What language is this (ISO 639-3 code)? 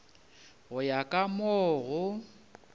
nso